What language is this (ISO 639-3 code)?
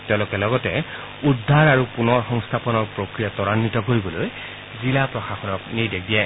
asm